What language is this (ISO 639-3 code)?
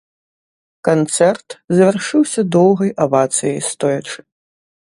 bel